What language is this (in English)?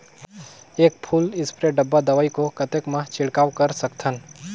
Chhattisgarhi